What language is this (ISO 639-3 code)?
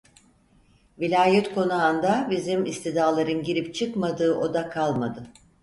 tur